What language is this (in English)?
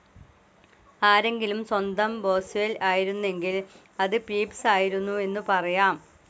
Malayalam